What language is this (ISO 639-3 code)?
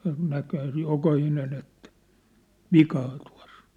fin